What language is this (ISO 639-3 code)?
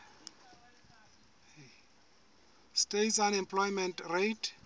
sot